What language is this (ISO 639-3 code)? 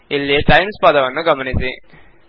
kan